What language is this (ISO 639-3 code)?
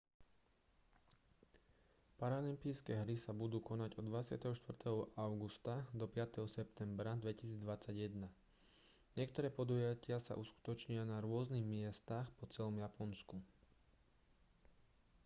slk